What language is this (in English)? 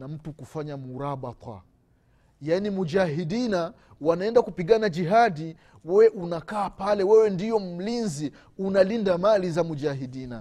Swahili